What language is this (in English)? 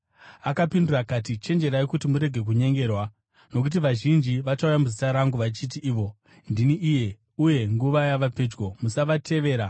Shona